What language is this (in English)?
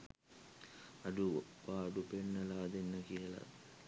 Sinhala